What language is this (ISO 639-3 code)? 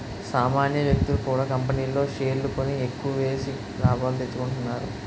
tel